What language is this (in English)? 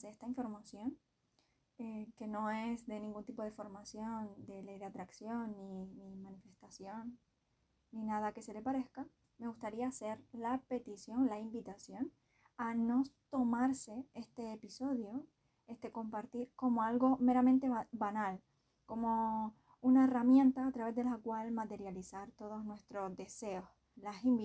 Spanish